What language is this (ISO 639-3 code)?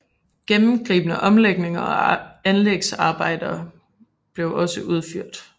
dan